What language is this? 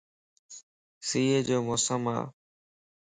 Lasi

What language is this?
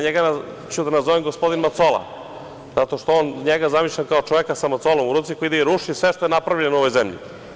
Serbian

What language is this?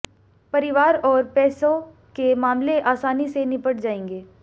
Hindi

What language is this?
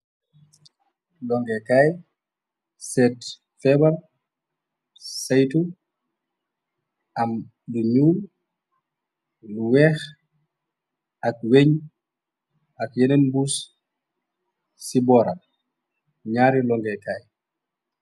Wolof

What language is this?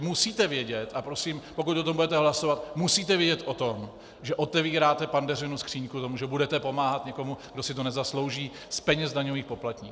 Czech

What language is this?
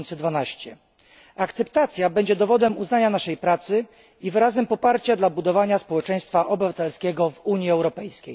Polish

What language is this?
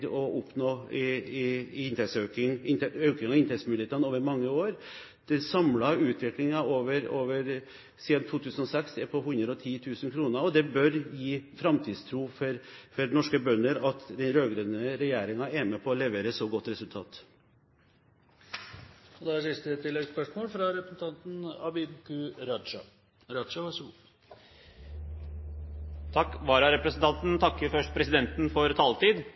Norwegian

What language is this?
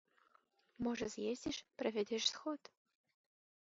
Belarusian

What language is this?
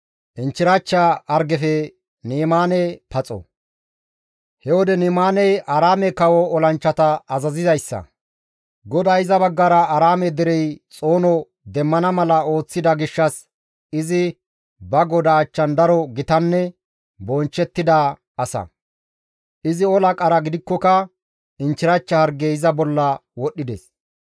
Gamo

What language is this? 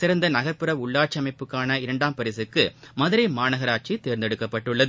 Tamil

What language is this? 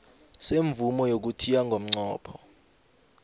South Ndebele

